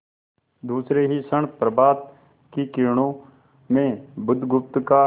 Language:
Hindi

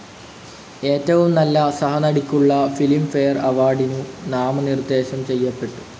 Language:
Malayalam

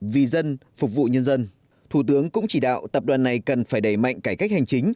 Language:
Vietnamese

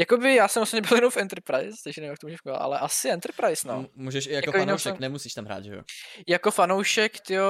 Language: Czech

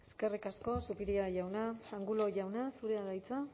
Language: Basque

